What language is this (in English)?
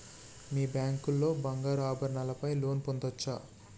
Telugu